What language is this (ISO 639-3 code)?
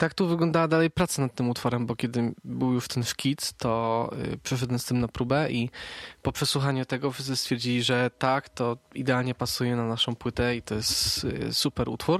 pol